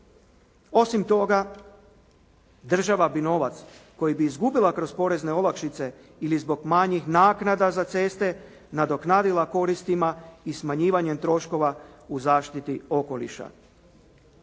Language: Croatian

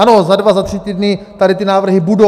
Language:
Czech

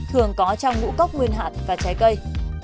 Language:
Vietnamese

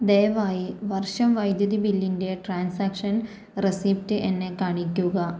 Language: Malayalam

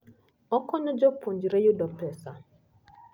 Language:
Luo (Kenya and Tanzania)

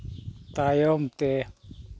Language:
Santali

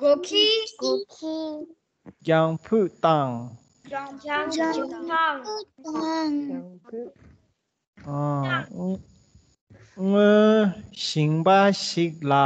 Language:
Romanian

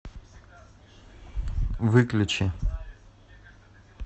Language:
Russian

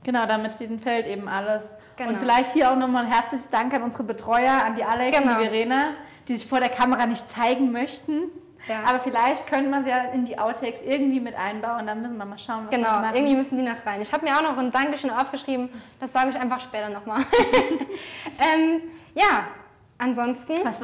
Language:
German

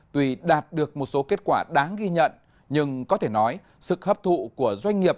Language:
Vietnamese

